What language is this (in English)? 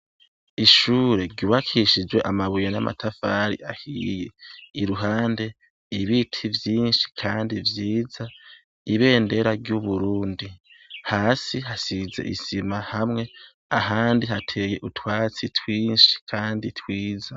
Rundi